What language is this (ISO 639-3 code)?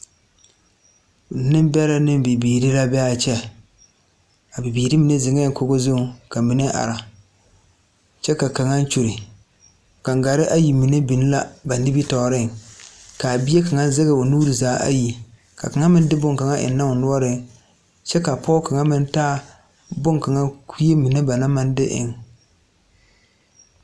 dga